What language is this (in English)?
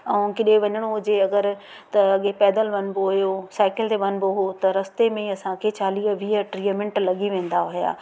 Sindhi